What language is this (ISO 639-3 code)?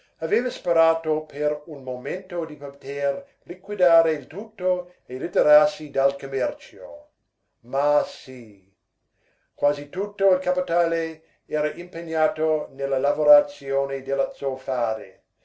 ita